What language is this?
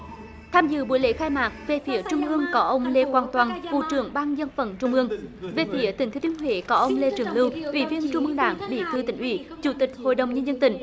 Vietnamese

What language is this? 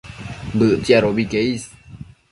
Matsés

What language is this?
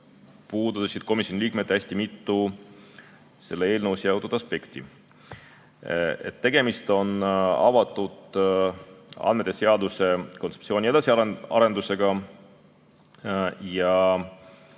Estonian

